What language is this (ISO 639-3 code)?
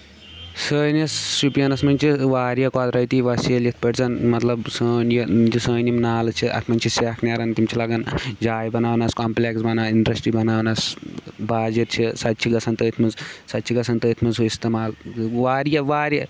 kas